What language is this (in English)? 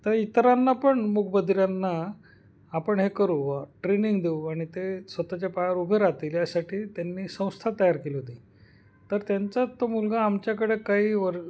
Marathi